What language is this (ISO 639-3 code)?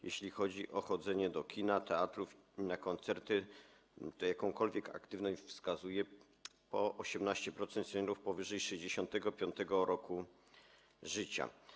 pol